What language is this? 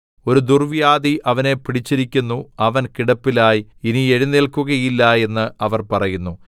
Malayalam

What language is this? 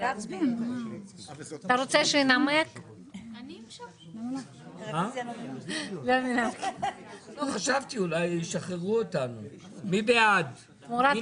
Hebrew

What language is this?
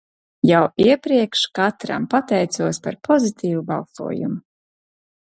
Latvian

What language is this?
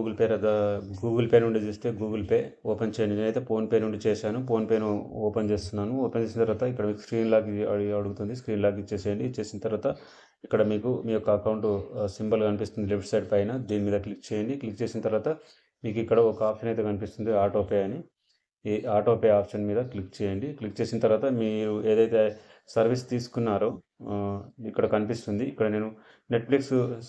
Telugu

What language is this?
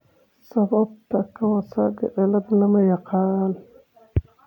Somali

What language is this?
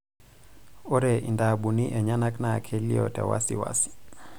Masai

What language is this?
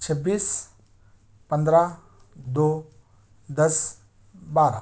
Urdu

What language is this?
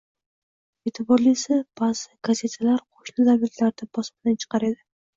Uzbek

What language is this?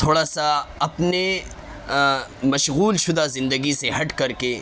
Urdu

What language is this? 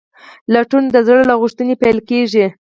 Pashto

